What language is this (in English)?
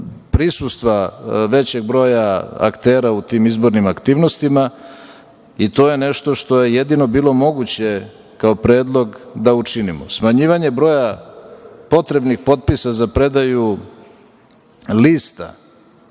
Serbian